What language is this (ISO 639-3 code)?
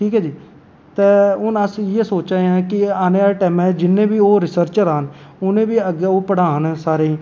doi